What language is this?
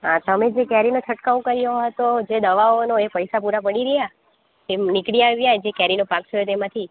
Gujarati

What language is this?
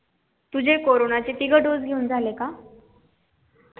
Marathi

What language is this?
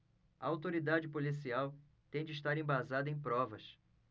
Portuguese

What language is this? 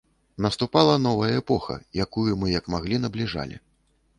Belarusian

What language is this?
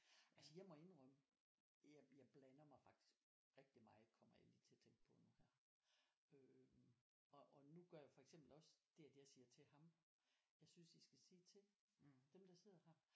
Danish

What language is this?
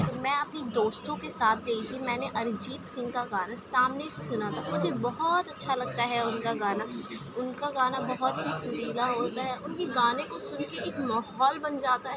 Urdu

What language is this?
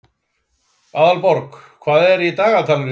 Icelandic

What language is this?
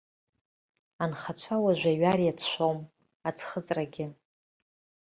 Abkhazian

